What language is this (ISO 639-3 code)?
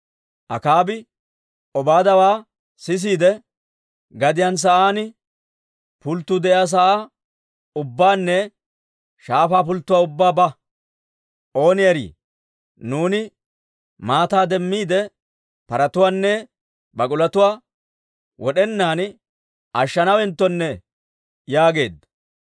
dwr